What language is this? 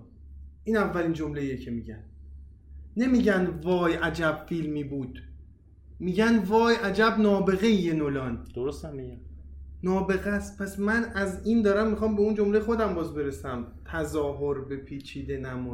Persian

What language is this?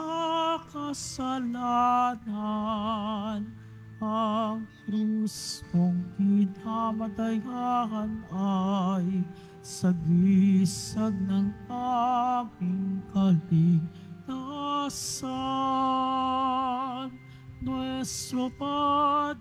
Filipino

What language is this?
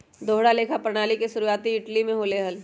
Magahi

